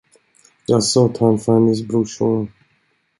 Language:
Swedish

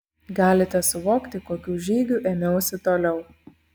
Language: Lithuanian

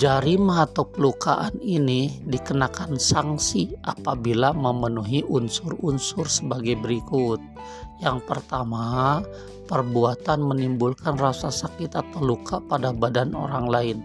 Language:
Indonesian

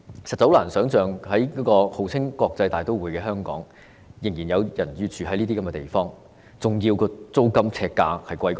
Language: Cantonese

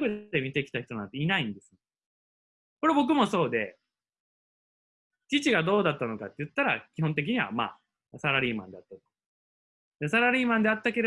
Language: Japanese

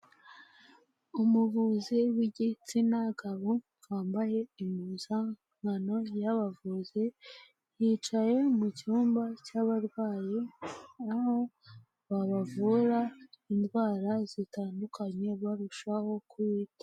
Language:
Kinyarwanda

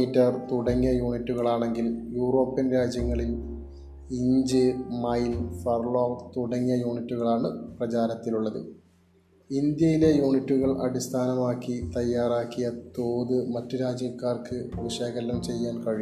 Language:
Malayalam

